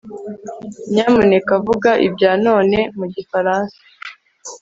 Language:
Kinyarwanda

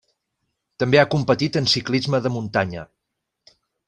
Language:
Catalan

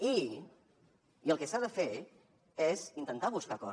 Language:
Catalan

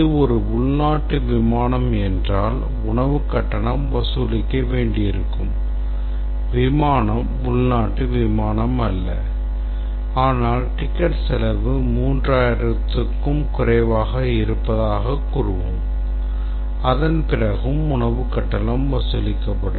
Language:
Tamil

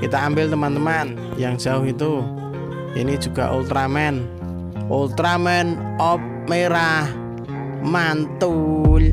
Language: Indonesian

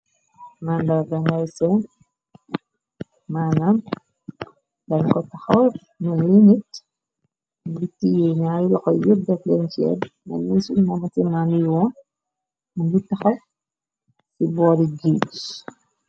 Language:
Wolof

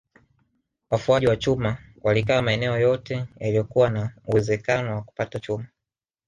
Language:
Swahili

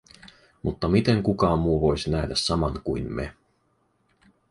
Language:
Finnish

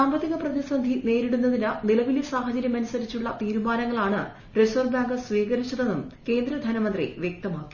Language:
Malayalam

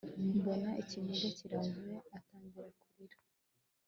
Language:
Kinyarwanda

